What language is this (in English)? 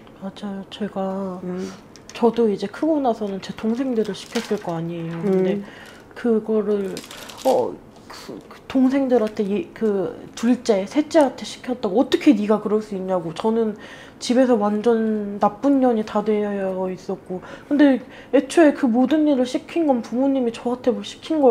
Korean